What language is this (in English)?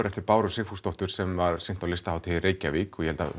Icelandic